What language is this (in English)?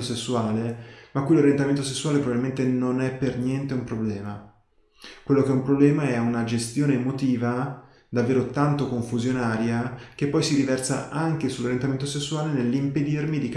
Italian